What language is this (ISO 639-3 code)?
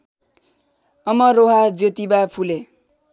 nep